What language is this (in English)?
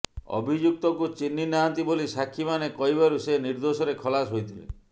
Odia